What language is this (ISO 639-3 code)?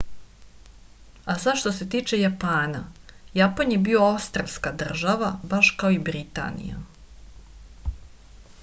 srp